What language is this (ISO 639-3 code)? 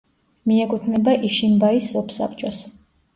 kat